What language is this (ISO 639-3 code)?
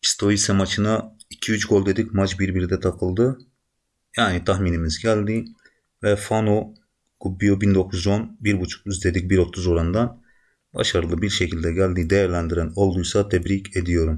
tur